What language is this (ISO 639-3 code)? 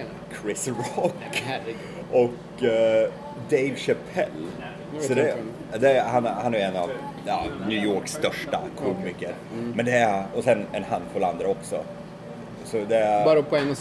swe